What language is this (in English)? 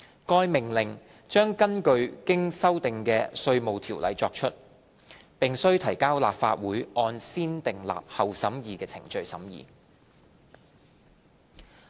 Cantonese